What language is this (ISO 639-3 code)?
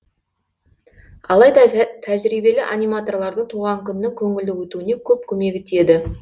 kaz